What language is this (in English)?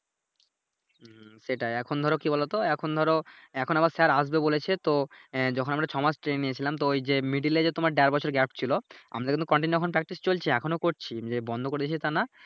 Bangla